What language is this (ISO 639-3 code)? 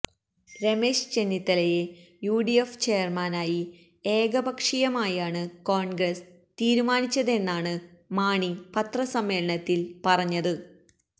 mal